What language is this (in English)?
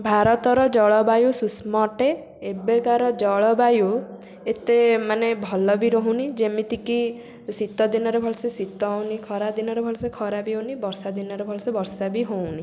Odia